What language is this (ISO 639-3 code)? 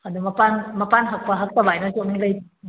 mni